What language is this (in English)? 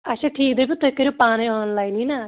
Kashmiri